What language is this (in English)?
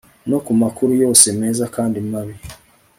Kinyarwanda